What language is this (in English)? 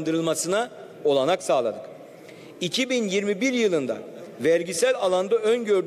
Turkish